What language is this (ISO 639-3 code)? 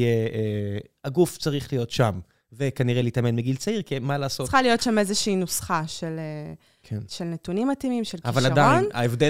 heb